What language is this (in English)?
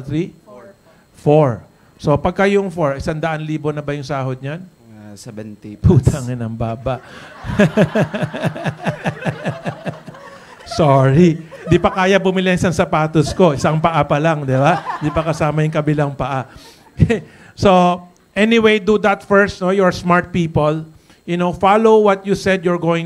Filipino